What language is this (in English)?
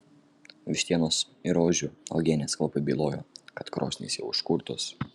Lithuanian